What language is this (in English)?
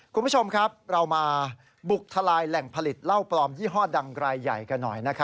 Thai